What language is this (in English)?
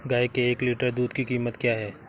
Hindi